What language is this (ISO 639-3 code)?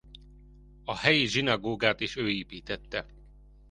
hun